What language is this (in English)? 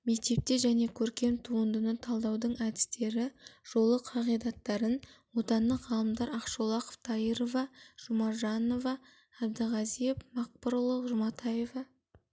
Kazakh